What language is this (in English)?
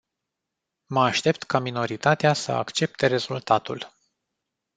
Romanian